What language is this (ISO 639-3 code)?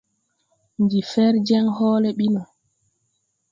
tui